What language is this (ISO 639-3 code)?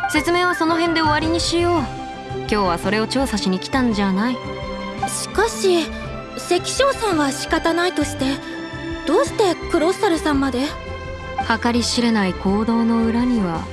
jpn